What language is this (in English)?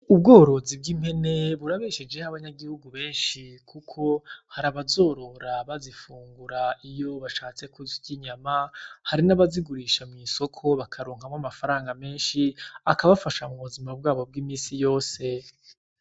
Rundi